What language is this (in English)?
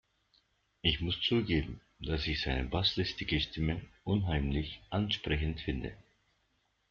German